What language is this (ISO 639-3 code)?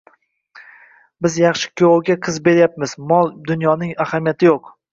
uzb